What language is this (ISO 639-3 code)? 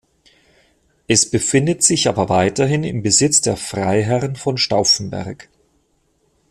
deu